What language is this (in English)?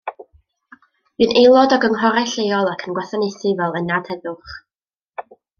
Welsh